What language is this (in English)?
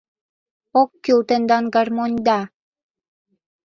Mari